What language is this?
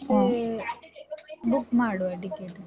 Kannada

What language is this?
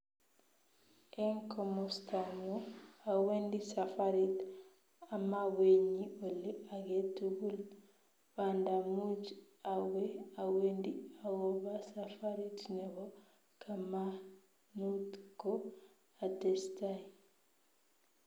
Kalenjin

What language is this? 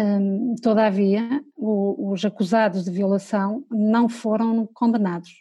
Portuguese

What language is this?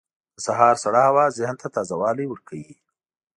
Pashto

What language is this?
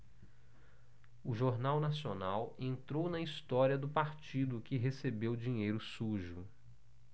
Portuguese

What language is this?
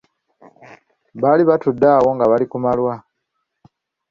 Ganda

